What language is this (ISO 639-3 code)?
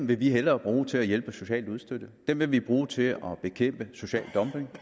dan